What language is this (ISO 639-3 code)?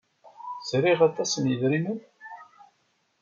kab